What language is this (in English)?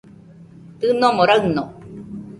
Nüpode Huitoto